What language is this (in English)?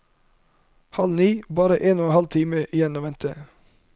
Norwegian